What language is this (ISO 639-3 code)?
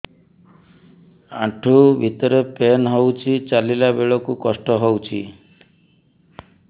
ori